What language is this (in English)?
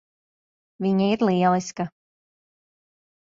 Latvian